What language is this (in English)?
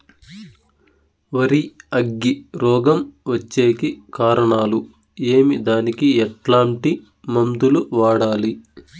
Telugu